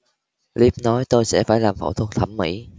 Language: Vietnamese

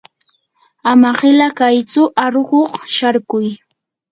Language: Yanahuanca Pasco Quechua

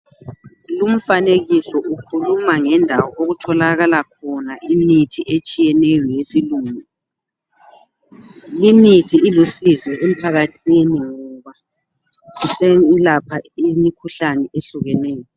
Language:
North Ndebele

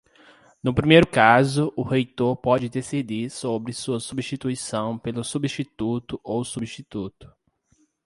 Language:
Portuguese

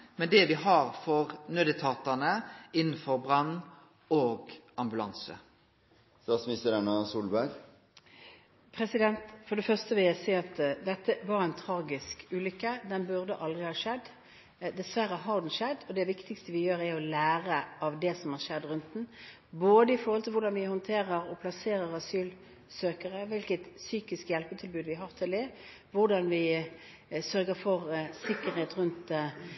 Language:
Norwegian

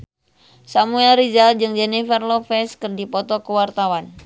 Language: Sundanese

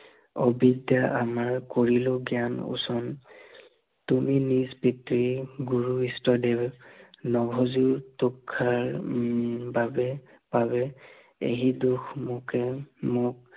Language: Assamese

